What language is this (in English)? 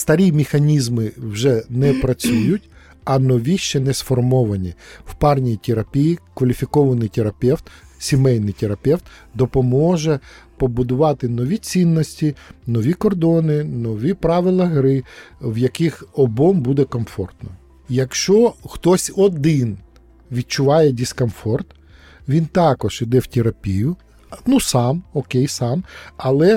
Ukrainian